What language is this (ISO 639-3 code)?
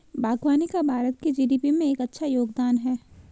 hin